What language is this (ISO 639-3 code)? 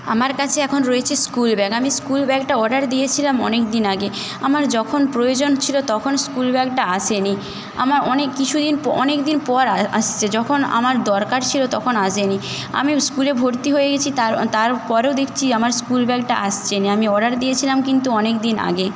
ben